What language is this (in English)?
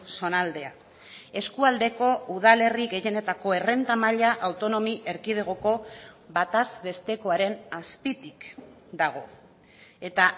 Basque